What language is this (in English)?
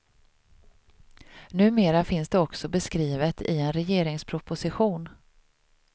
Swedish